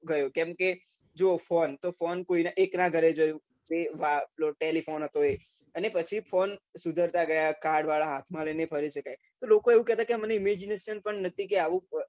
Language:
Gujarati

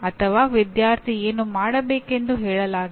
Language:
Kannada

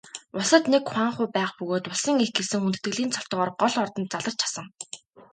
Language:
Mongolian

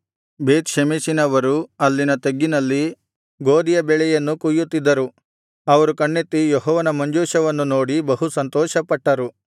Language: Kannada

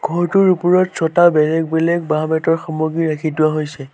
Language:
Assamese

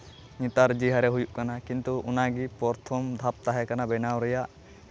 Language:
Santali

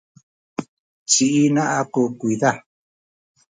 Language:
Sakizaya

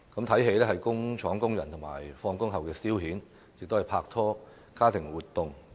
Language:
Cantonese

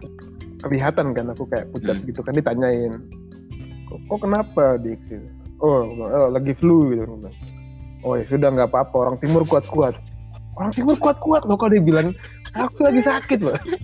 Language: Indonesian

